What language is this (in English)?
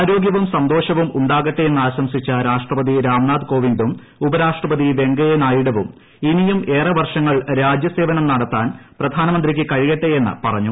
Malayalam